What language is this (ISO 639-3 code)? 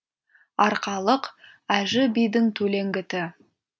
kaz